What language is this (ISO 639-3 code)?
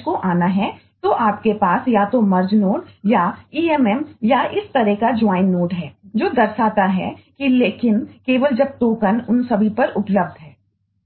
hin